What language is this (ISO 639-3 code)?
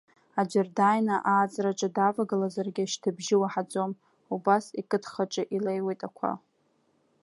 abk